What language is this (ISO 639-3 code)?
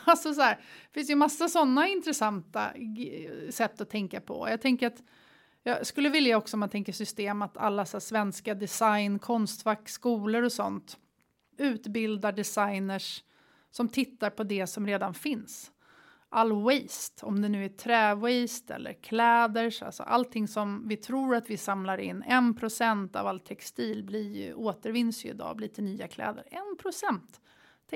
swe